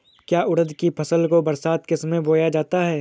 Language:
Hindi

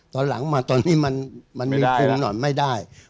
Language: Thai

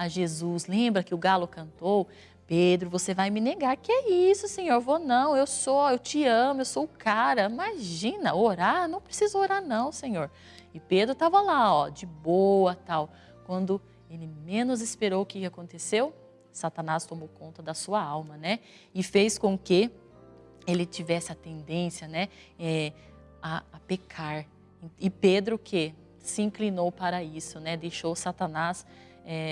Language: Portuguese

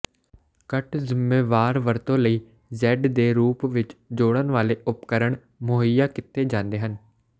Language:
Punjabi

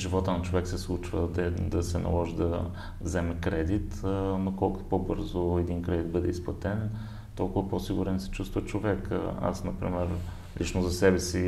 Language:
Bulgarian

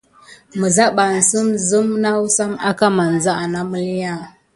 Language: Gidar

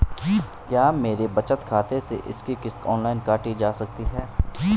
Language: Hindi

